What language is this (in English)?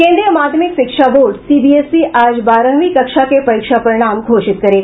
Hindi